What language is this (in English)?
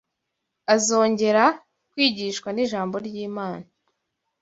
Kinyarwanda